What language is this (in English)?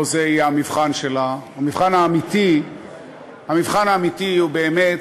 Hebrew